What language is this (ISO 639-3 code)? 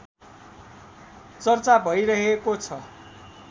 nep